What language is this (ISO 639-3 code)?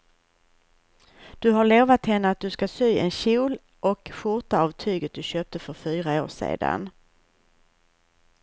swe